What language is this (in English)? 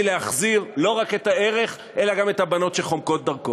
Hebrew